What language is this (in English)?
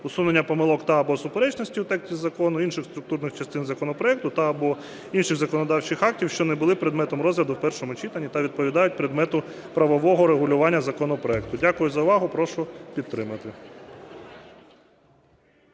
Ukrainian